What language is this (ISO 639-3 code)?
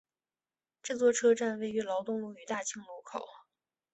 zho